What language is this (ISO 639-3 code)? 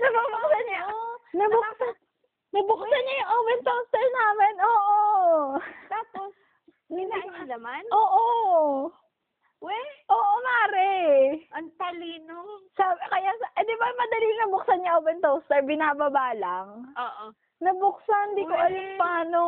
fil